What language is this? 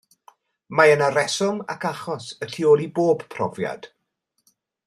Welsh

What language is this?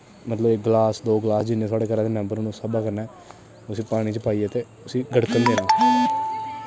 Dogri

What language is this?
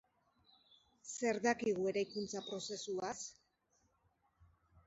Basque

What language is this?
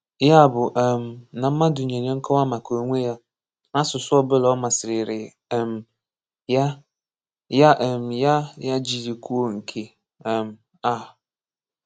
Igbo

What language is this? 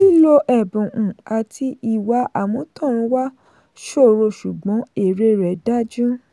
Yoruba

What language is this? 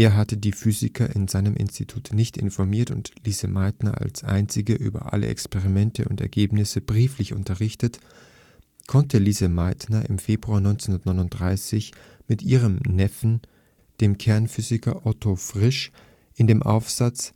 German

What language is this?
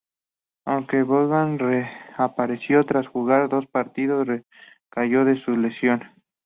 Spanish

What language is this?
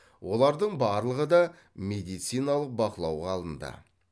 Kazakh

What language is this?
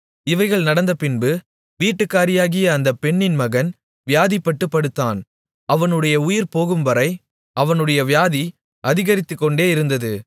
Tamil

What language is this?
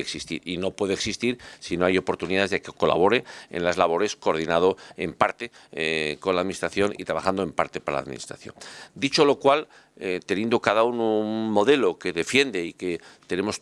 Spanish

